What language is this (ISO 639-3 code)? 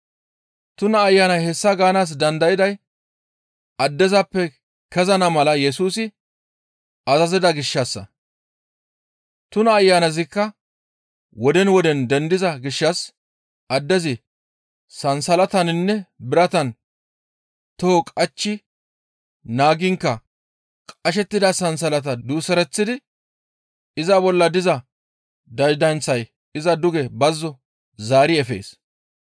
gmv